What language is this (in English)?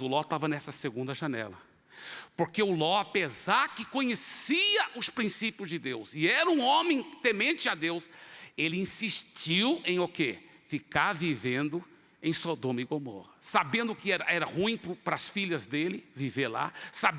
Portuguese